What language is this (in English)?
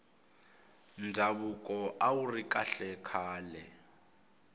Tsonga